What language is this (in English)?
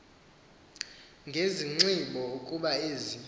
Xhosa